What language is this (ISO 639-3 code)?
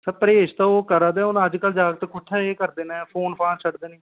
doi